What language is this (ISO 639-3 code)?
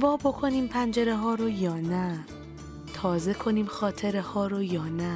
fas